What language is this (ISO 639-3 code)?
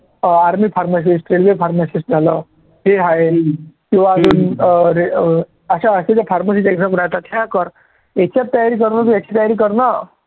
mar